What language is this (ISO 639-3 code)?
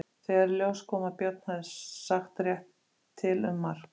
isl